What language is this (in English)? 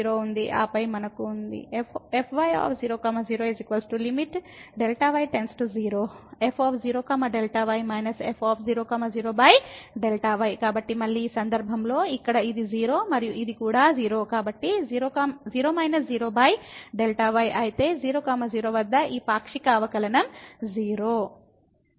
Telugu